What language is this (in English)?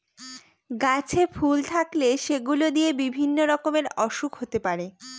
Bangla